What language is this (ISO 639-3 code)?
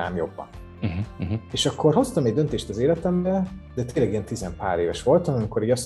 hun